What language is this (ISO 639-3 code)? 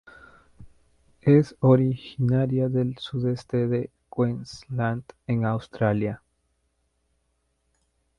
spa